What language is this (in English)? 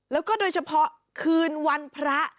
Thai